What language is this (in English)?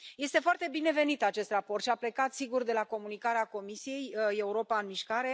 Romanian